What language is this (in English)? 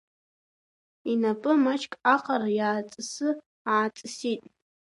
Abkhazian